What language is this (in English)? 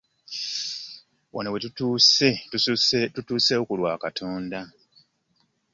Ganda